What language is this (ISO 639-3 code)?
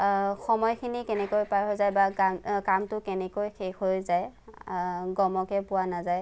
asm